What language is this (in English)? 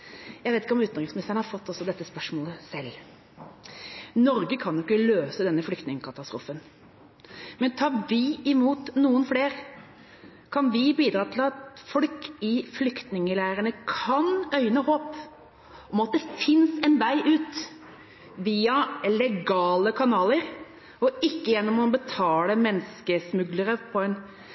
Norwegian Bokmål